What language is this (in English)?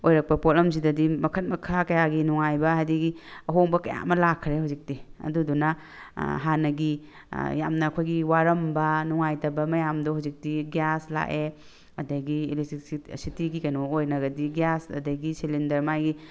Manipuri